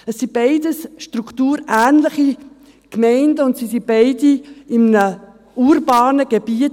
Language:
Swiss German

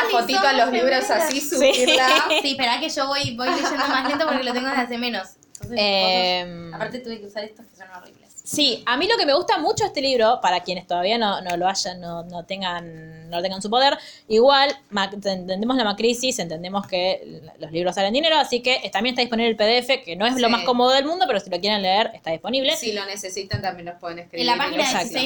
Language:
Spanish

